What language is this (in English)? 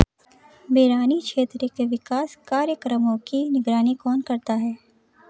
Hindi